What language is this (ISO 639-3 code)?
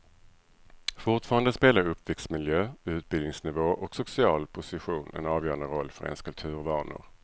swe